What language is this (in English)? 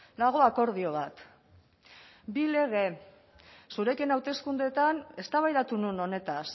Basque